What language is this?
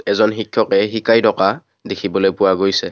Assamese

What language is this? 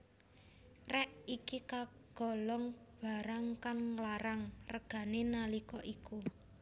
Javanese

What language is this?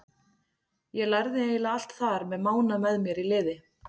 Icelandic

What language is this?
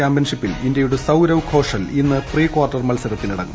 Malayalam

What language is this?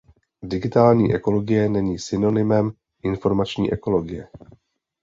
Czech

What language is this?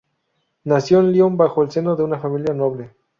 Spanish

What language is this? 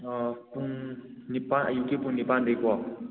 Manipuri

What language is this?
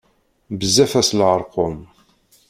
Kabyle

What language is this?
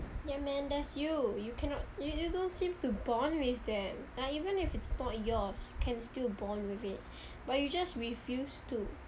English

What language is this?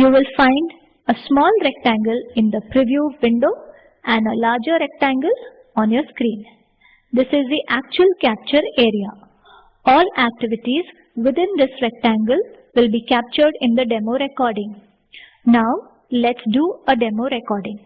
English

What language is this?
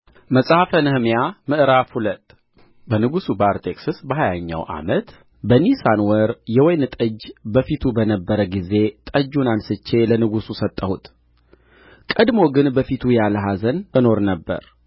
Amharic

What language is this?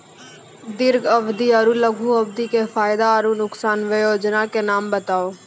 Maithili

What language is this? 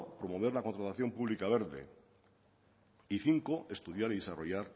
Spanish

